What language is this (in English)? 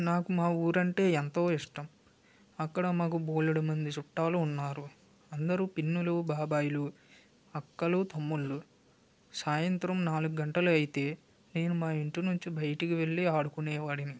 Telugu